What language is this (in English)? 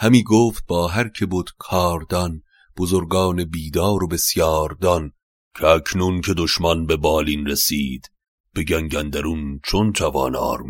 Persian